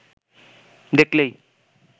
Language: Bangla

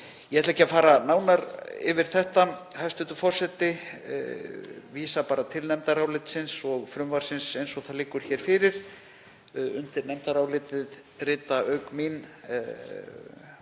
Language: Icelandic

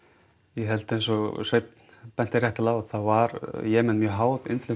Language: Icelandic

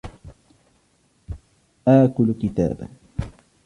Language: Arabic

